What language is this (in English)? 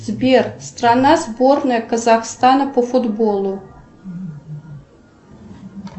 Russian